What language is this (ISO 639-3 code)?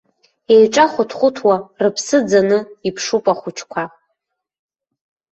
abk